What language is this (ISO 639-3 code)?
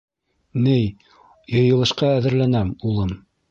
bak